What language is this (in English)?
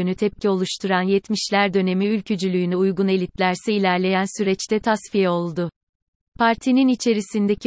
Turkish